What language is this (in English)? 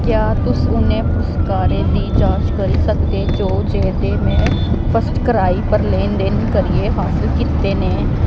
Dogri